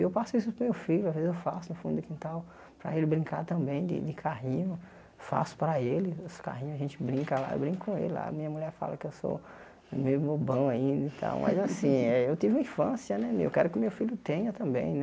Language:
Portuguese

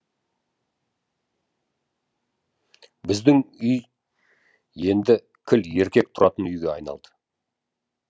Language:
Kazakh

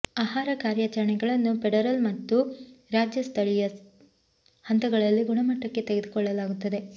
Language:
Kannada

